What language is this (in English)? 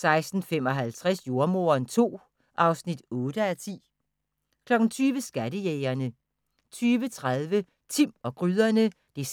Danish